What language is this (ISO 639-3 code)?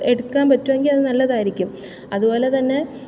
mal